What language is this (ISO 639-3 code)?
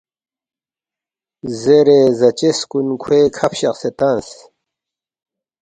bft